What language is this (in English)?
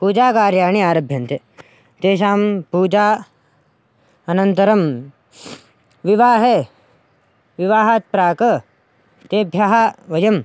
Sanskrit